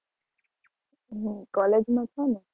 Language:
Gujarati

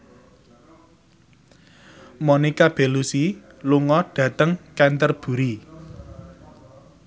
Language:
Javanese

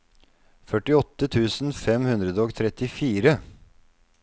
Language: Norwegian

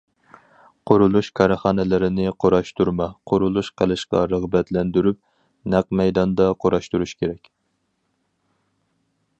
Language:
Uyghur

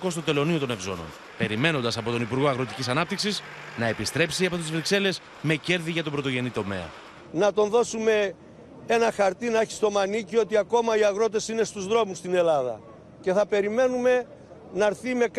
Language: Greek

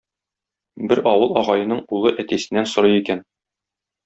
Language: Tatar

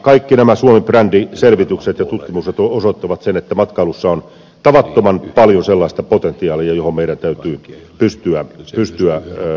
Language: Finnish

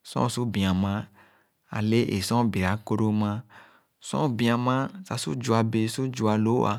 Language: Khana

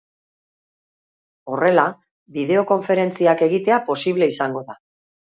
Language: Basque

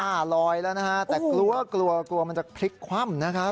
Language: Thai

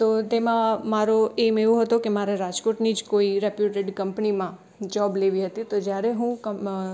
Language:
Gujarati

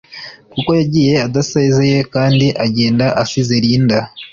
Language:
Kinyarwanda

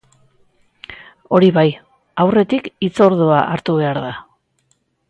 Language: Basque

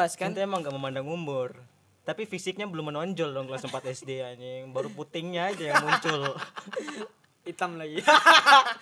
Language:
Indonesian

